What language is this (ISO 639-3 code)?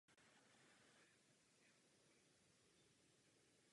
ces